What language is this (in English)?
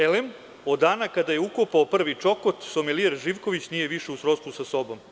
Serbian